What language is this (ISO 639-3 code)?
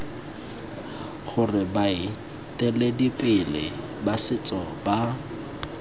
tsn